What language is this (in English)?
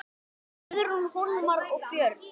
Icelandic